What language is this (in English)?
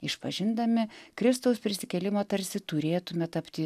Lithuanian